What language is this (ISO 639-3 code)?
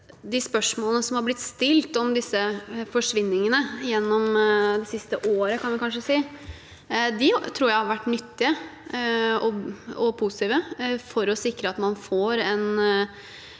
nor